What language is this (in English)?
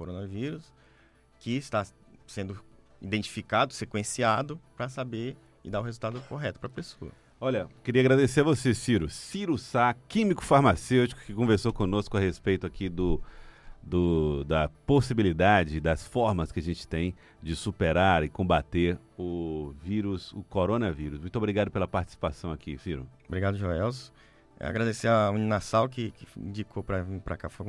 Portuguese